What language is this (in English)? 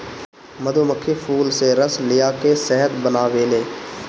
Bhojpuri